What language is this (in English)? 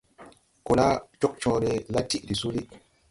Tupuri